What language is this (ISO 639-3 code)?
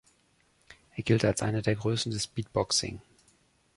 deu